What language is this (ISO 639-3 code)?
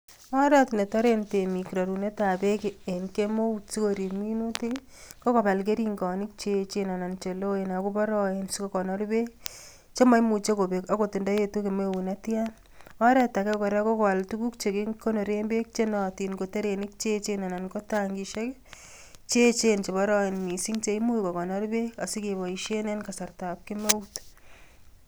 kln